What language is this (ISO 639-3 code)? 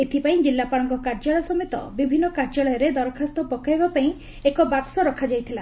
ori